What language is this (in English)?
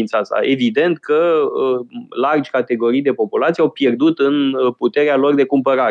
Romanian